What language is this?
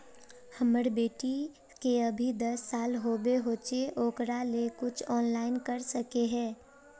Magahi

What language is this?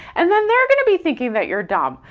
English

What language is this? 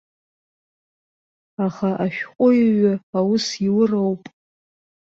Abkhazian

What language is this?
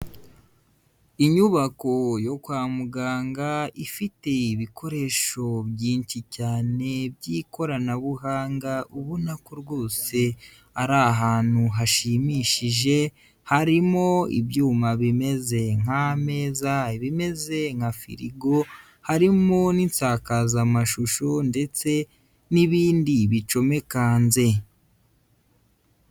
Kinyarwanda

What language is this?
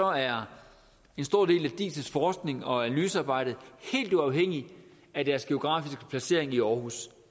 Danish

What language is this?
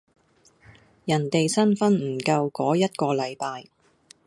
Cantonese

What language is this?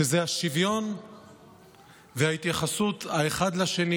Hebrew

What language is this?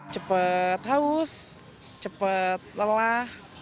Indonesian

